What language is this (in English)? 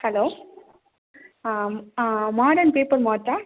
Tamil